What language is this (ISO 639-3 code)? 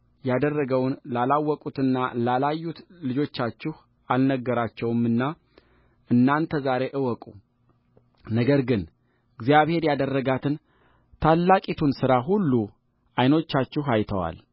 amh